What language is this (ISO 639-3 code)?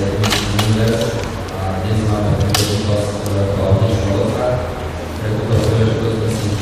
kor